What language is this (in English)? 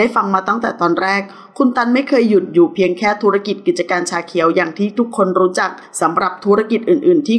Thai